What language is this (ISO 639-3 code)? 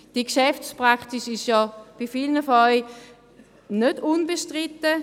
gsw